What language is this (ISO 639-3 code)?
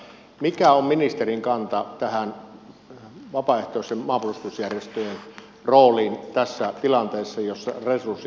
fin